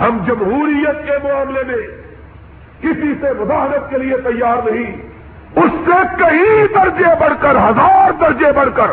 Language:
Urdu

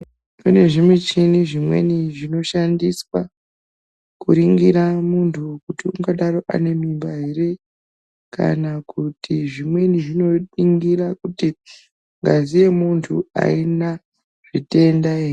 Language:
Ndau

